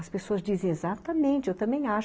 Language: Portuguese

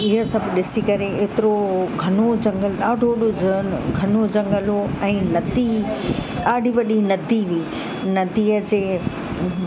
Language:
Sindhi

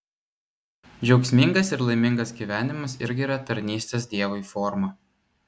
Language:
Lithuanian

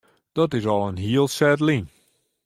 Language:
Western Frisian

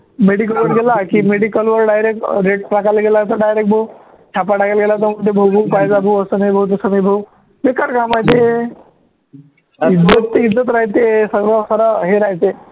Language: Marathi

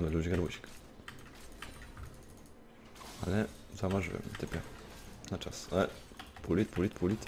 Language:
Polish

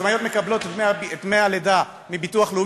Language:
Hebrew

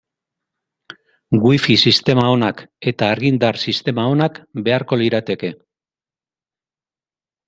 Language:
Basque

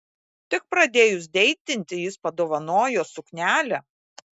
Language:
Lithuanian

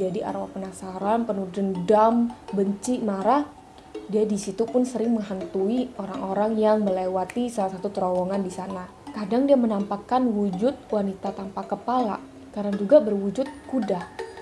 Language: Indonesian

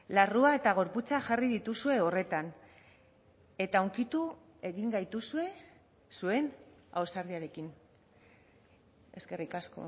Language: Basque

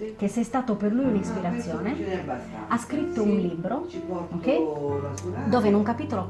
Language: Italian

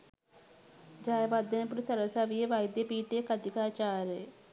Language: Sinhala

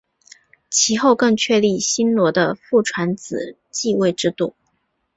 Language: Chinese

